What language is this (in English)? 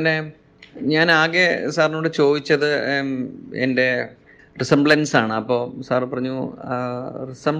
Malayalam